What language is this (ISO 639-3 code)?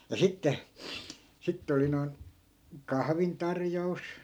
fin